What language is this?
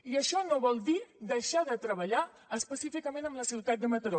Catalan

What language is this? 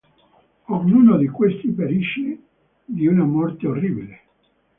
Italian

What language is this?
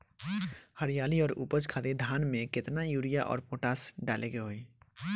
Bhojpuri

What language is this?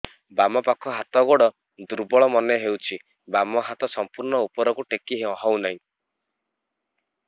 Odia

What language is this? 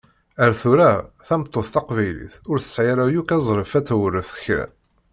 Kabyle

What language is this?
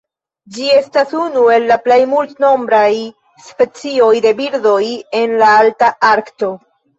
Esperanto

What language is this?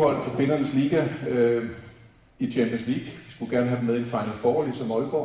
Danish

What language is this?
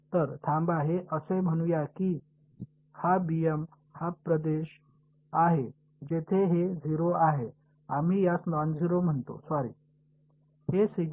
Marathi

